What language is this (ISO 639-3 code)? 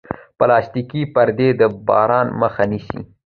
pus